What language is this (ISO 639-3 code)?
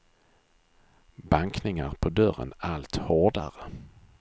swe